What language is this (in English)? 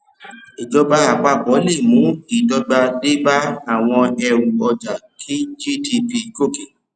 Yoruba